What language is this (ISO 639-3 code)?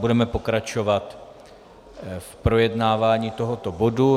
ces